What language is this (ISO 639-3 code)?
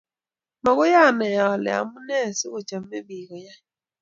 kln